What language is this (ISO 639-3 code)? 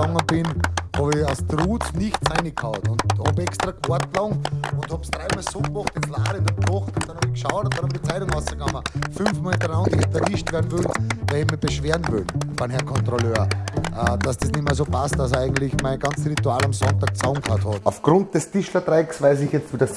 deu